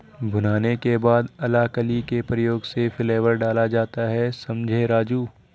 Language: Hindi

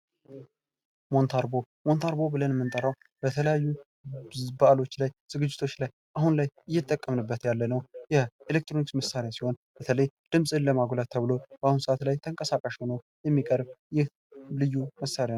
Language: Amharic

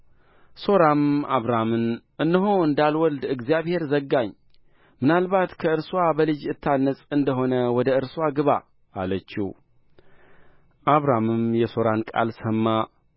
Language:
Amharic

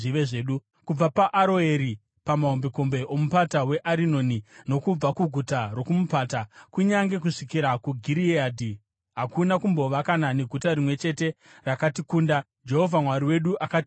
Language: Shona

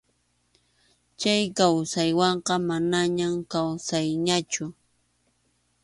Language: Arequipa-La Unión Quechua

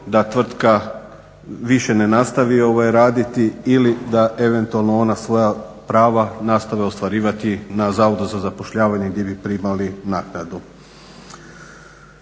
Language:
Croatian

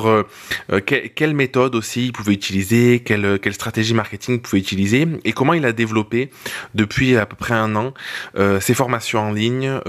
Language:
French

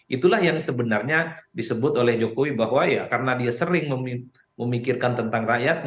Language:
Indonesian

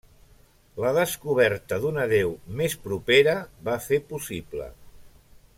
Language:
Catalan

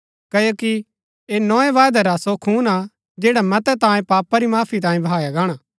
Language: Gaddi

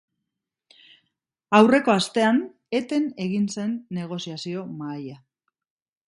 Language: Basque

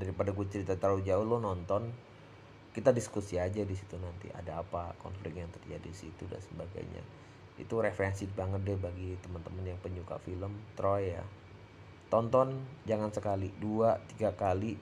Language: Indonesian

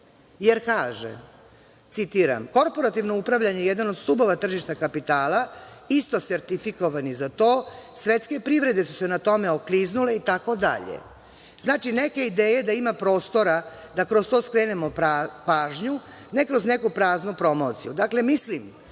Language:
Serbian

